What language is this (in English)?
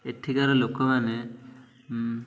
Odia